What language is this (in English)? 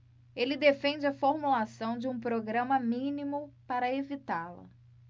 Portuguese